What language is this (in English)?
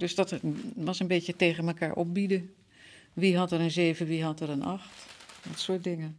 Dutch